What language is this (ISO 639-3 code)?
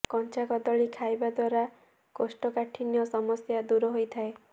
ori